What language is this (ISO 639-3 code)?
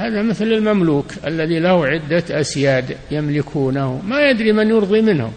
ara